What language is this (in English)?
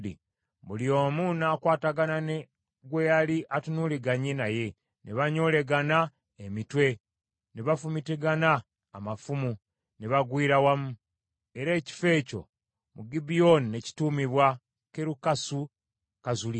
Ganda